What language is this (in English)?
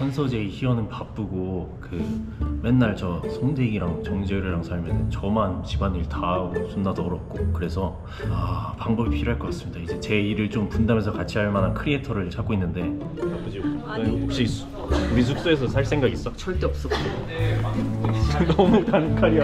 Korean